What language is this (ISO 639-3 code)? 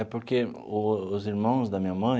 por